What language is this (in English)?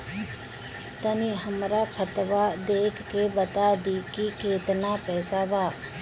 Bhojpuri